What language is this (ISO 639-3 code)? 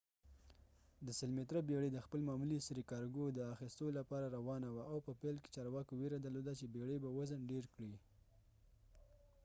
pus